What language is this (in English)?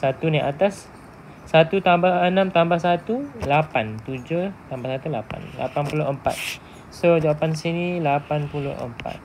Malay